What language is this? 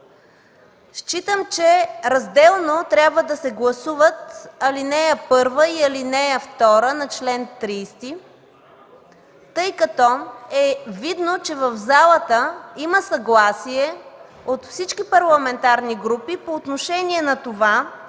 Bulgarian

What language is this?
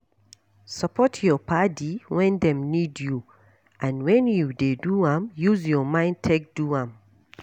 Nigerian Pidgin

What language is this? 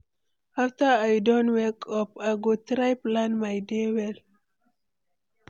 Nigerian Pidgin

